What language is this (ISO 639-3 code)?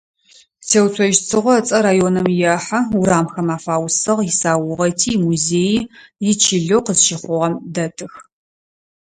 ady